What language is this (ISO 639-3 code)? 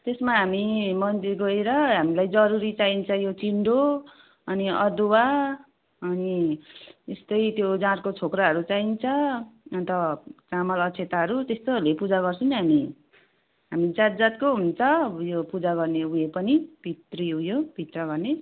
nep